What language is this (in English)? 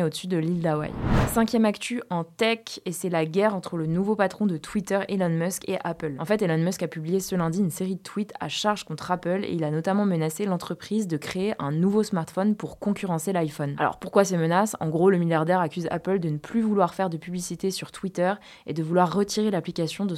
French